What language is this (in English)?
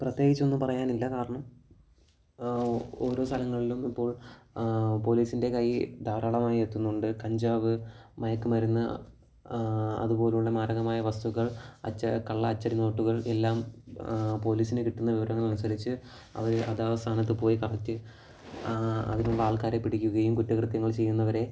Malayalam